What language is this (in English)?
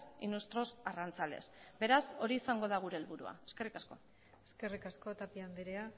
Basque